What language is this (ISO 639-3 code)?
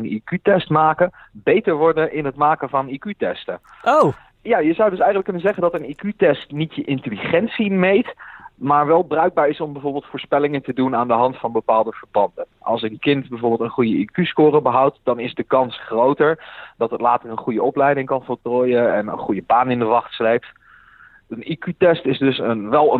nld